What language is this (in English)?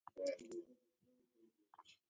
Taita